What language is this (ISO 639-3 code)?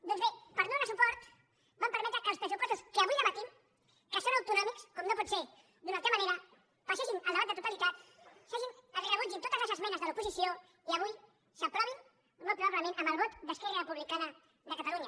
cat